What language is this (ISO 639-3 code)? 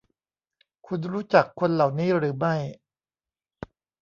tha